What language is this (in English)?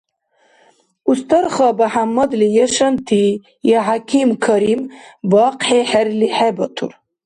Dargwa